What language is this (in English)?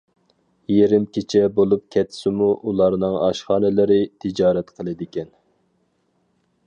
Uyghur